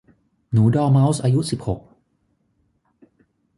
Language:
Thai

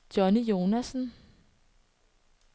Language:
Danish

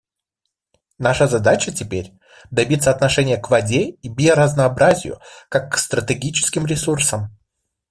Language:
Russian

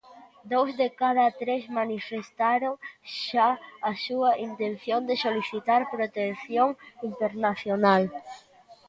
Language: Galician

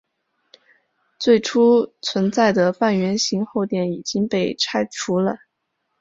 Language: Chinese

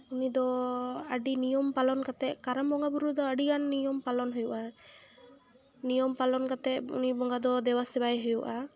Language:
Santali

